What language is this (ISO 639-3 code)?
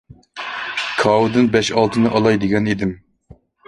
uig